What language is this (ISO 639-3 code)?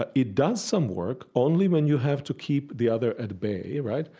eng